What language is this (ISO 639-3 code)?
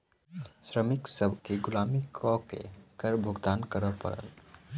mai